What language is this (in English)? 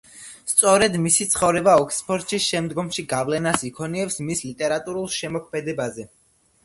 Georgian